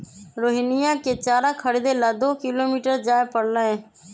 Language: Magahi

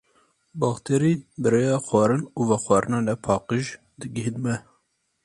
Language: Kurdish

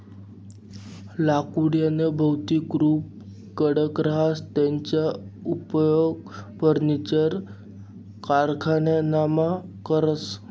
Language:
Marathi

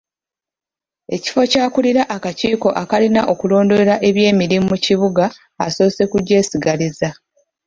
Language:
Ganda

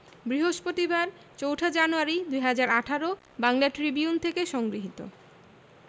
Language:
Bangla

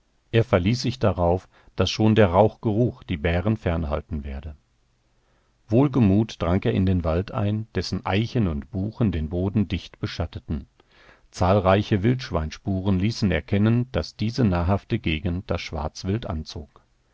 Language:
German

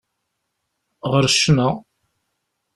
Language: Kabyle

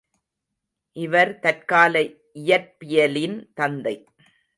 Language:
Tamil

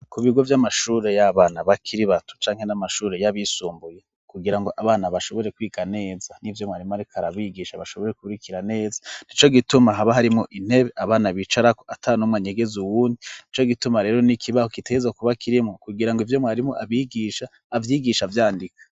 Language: Rundi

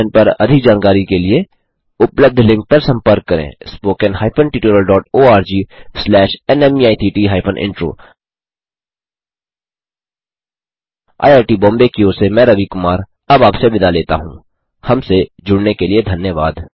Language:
Hindi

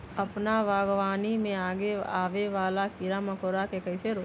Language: Magahi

